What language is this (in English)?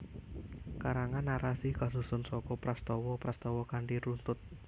Javanese